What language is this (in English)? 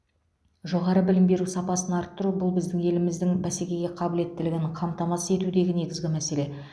Kazakh